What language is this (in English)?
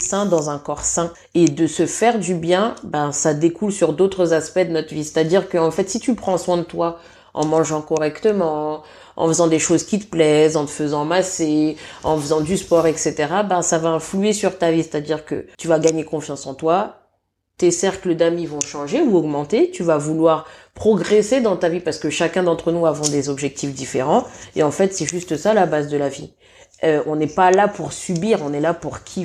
French